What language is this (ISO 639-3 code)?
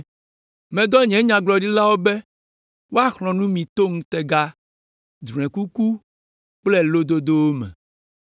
ewe